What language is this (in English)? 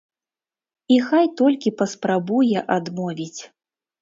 Belarusian